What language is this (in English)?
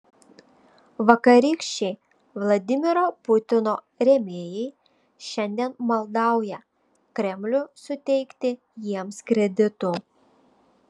Lithuanian